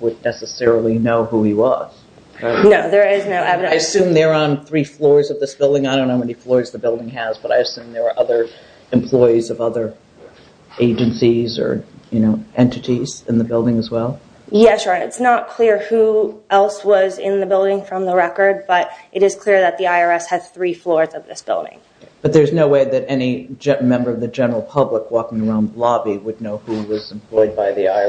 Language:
English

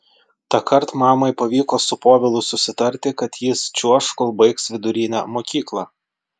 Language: Lithuanian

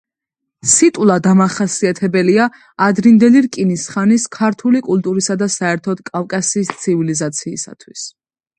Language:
Georgian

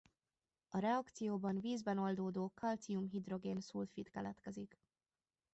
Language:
Hungarian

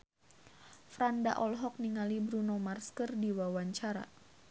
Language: Sundanese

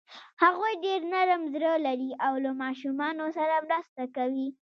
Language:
Pashto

